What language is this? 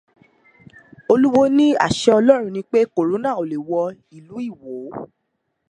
Yoruba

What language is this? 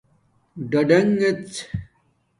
Domaaki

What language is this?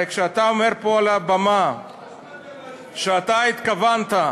Hebrew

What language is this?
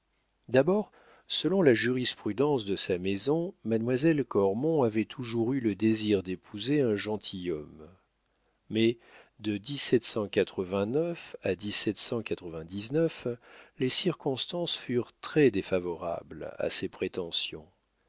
French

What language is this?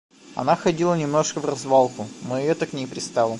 Russian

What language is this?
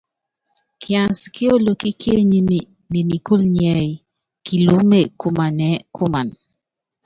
Yangben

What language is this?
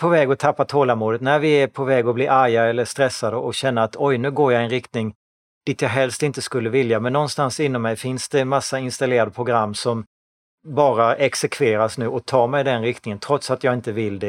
Swedish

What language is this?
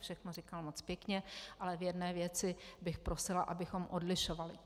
Czech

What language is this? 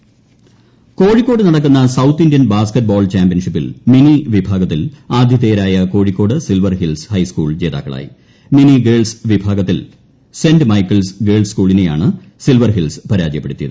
Malayalam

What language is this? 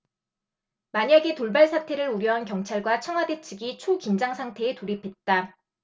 Korean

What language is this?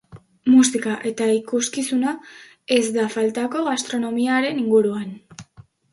Basque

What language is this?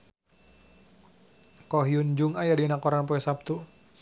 Sundanese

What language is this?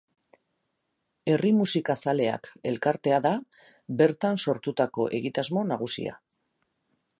Basque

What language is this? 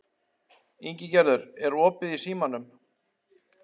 Icelandic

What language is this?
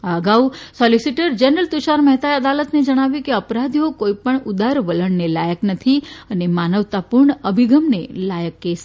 Gujarati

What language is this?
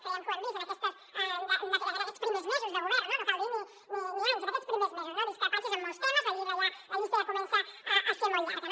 Catalan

